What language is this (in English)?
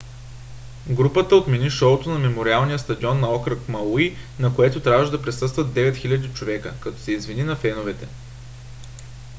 Bulgarian